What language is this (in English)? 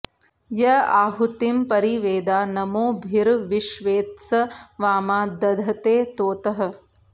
Sanskrit